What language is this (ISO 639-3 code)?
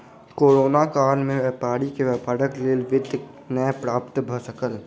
mai